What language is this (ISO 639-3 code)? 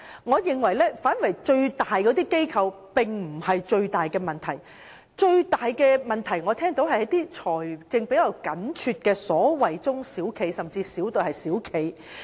yue